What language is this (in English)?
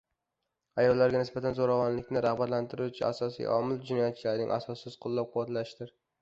Uzbek